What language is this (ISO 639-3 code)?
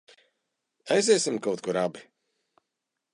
lav